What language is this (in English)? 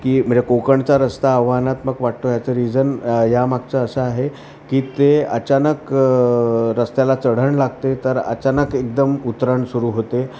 Marathi